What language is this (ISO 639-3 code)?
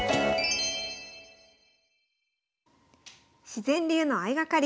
jpn